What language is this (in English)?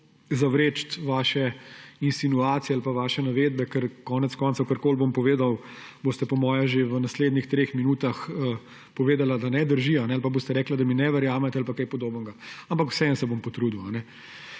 Slovenian